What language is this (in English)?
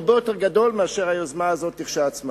Hebrew